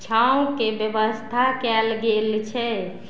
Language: Maithili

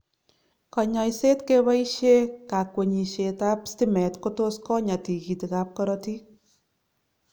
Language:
Kalenjin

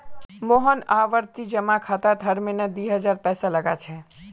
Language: Magahi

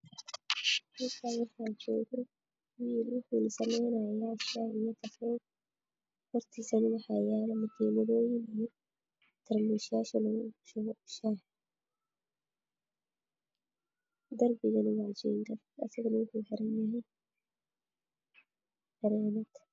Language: Somali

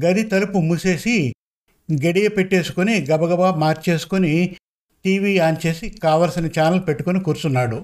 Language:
Telugu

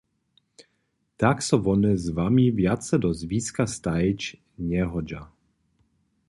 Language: Upper Sorbian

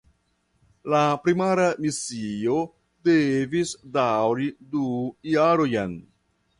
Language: Esperanto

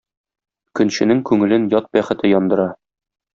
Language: Tatar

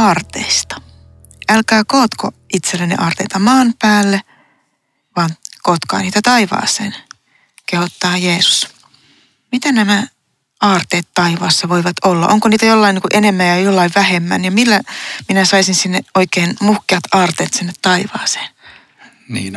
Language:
Finnish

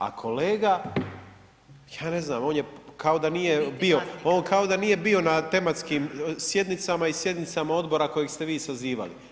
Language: Croatian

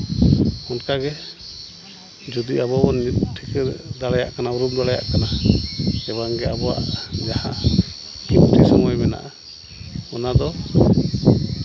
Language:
Santali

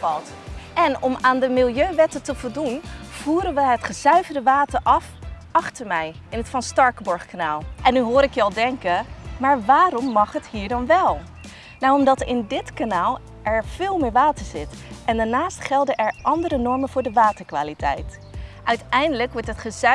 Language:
Dutch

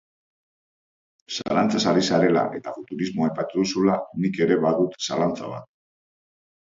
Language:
Basque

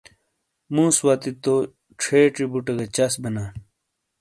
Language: Shina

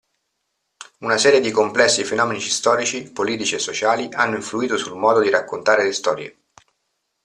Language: Italian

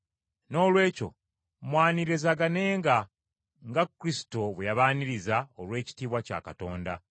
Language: Ganda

